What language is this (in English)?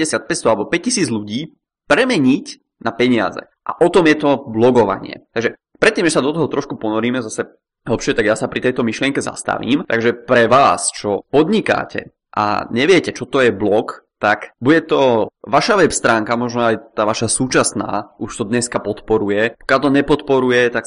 Czech